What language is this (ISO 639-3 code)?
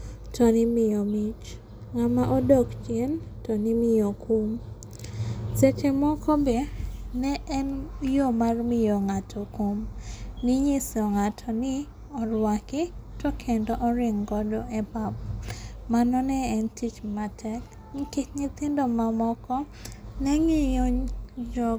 luo